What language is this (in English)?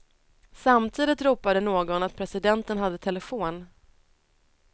Swedish